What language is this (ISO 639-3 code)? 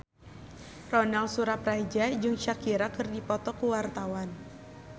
sun